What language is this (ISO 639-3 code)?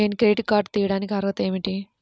tel